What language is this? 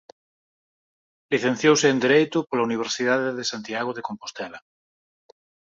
Galician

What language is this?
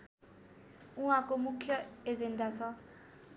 Nepali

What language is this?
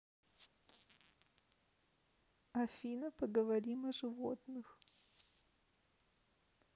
Russian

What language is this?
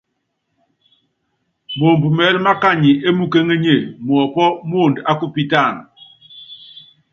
Yangben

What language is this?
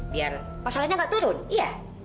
Indonesian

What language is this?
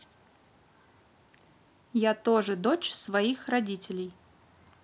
Russian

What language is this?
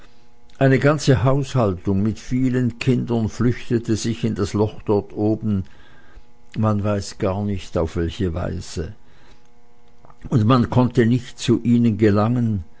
German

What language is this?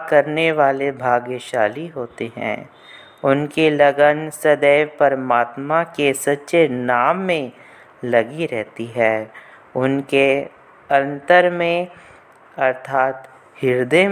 Hindi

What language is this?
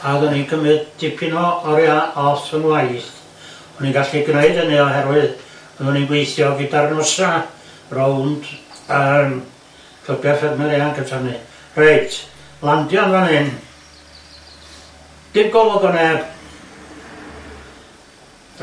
Welsh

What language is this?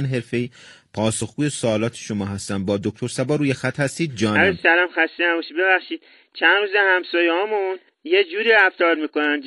Persian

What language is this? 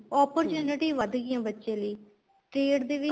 Punjabi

